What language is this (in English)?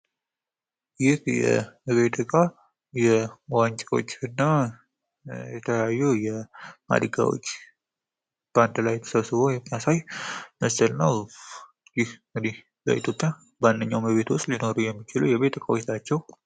Amharic